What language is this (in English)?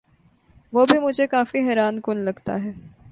Urdu